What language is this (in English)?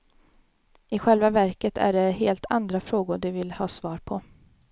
Swedish